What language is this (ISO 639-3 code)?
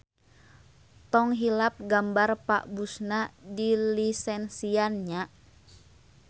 sun